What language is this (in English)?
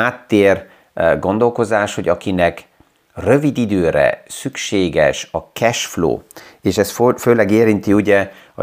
Hungarian